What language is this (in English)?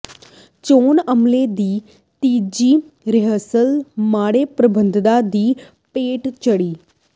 Punjabi